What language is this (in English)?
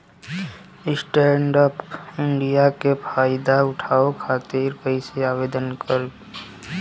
Bhojpuri